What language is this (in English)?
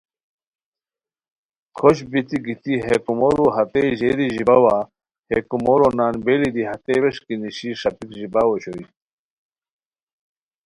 Khowar